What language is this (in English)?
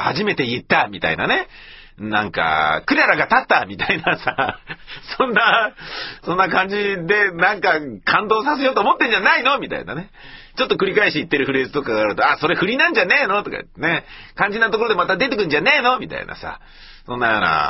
Japanese